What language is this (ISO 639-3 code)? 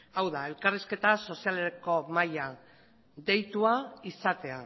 eus